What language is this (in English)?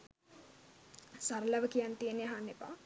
Sinhala